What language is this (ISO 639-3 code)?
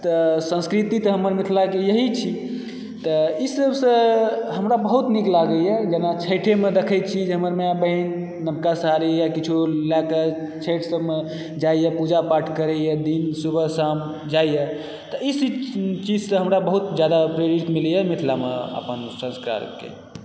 mai